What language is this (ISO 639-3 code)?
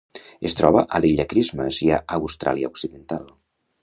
cat